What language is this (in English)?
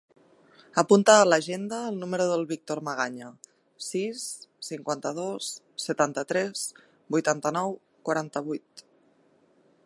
Catalan